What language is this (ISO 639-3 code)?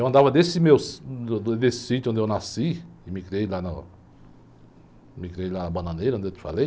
por